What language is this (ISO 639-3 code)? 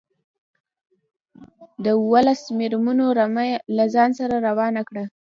pus